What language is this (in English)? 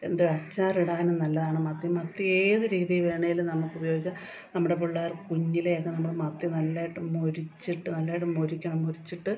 Malayalam